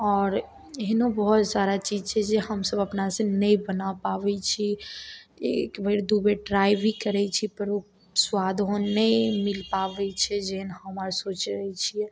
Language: Maithili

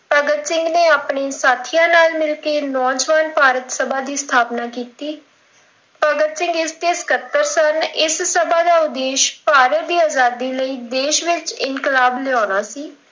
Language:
Punjabi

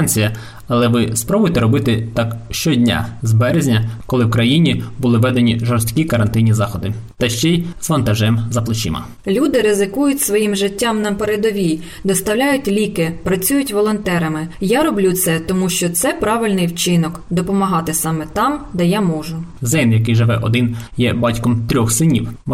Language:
Ukrainian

